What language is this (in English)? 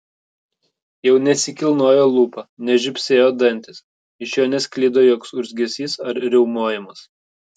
Lithuanian